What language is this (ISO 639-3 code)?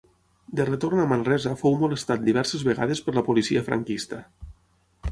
cat